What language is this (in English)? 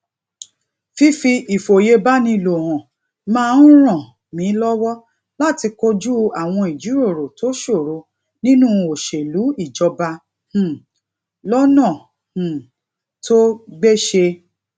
Yoruba